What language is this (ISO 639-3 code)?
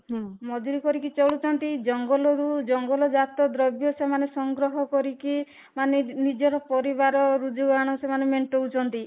ori